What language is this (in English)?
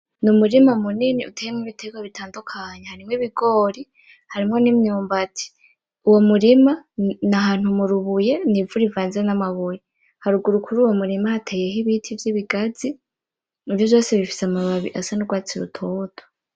Rundi